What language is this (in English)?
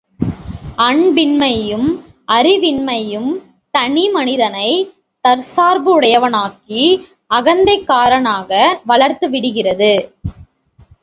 Tamil